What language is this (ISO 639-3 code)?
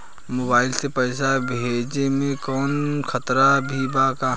bho